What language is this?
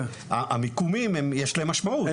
Hebrew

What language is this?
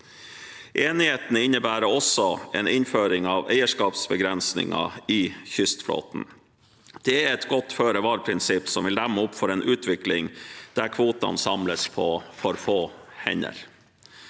Norwegian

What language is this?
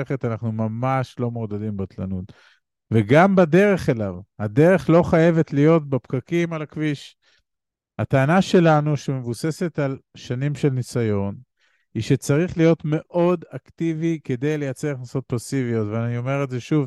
Hebrew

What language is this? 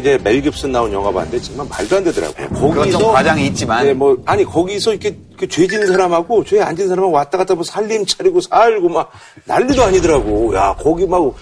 Korean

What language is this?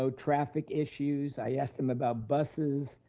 English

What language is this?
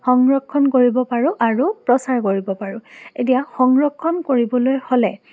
Assamese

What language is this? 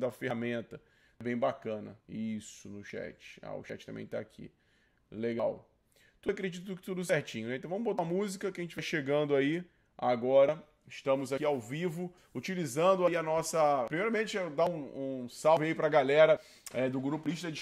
Portuguese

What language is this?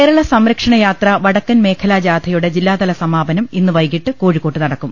Malayalam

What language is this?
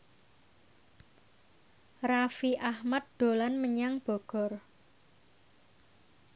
Javanese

